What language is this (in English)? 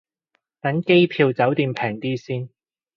Cantonese